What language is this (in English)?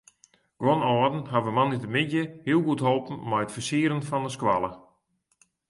Western Frisian